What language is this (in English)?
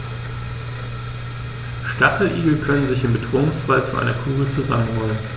German